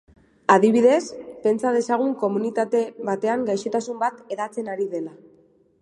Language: Basque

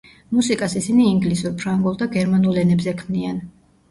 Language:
Georgian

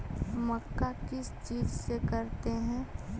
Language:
Magahi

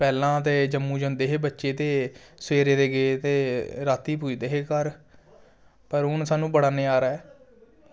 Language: Dogri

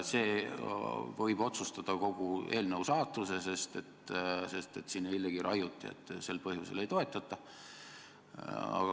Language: Estonian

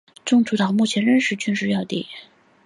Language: Chinese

